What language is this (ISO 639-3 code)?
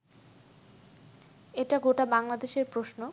ben